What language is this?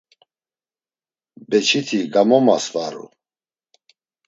Laz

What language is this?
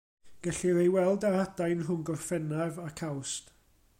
Welsh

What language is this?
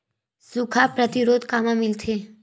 Chhattisgarhi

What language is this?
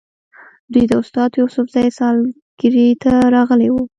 Pashto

